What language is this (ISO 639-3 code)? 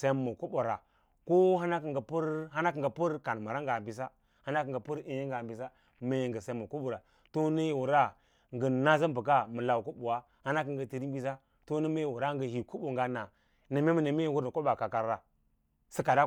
lla